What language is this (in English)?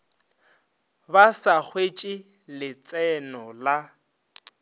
Northern Sotho